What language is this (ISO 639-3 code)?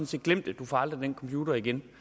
dan